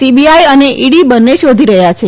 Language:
Gujarati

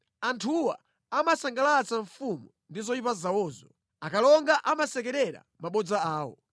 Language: Nyanja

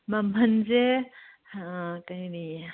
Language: Manipuri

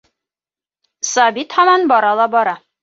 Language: Bashkir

